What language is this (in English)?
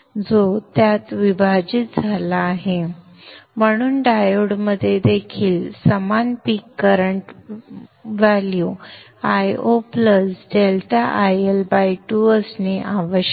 Marathi